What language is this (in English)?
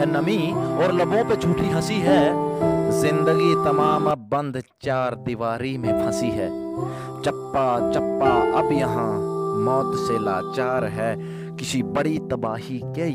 Hindi